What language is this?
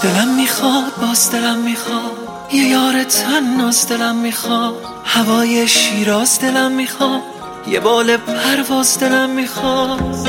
Persian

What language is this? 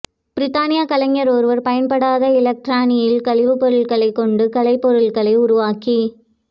Tamil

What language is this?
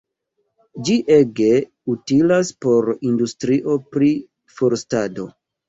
Esperanto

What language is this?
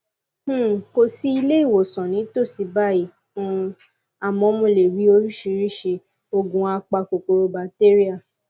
Yoruba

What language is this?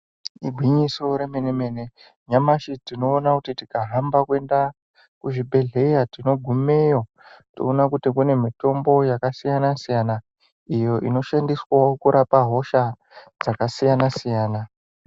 Ndau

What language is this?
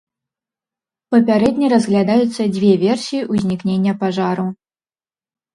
Belarusian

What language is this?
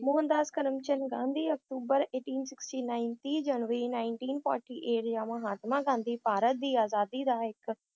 Punjabi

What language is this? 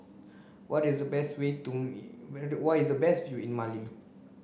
English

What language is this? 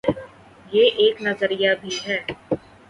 Urdu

